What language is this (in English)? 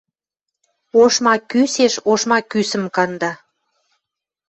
Western Mari